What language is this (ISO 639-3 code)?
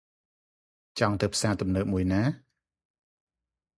khm